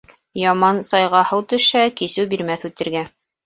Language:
Bashkir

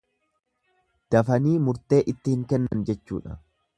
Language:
Oromo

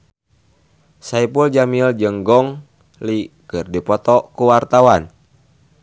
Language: Sundanese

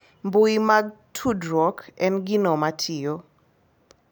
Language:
Luo (Kenya and Tanzania)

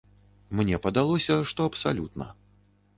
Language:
Belarusian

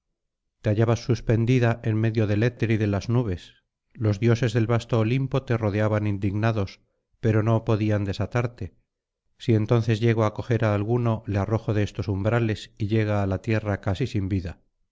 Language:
Spanish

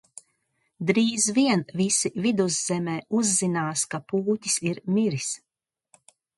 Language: Latvian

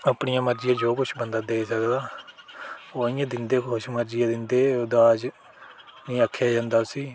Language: Dogri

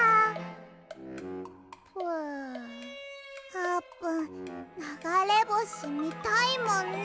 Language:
Japanese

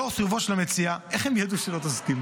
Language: Hebrew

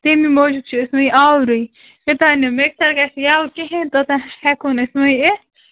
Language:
Kashmiri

